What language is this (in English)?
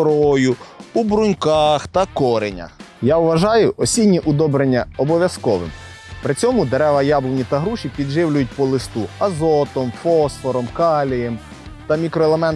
Ukrainian